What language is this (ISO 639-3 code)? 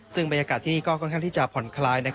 tha